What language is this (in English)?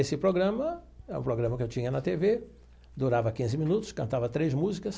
Portuguese